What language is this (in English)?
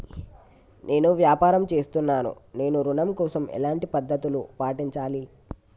Telugu